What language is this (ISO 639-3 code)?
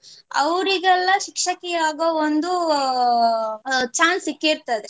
kan